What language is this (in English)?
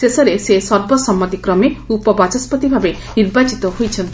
Odia